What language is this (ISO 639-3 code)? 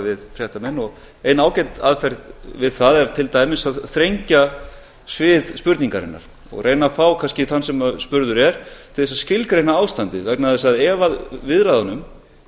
isl